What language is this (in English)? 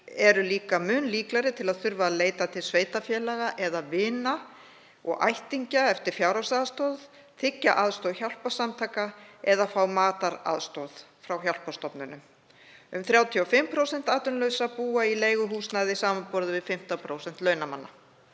Icelandic